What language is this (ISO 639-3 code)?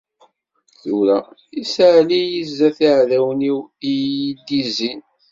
kab